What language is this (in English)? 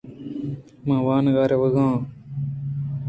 Eastern Balochi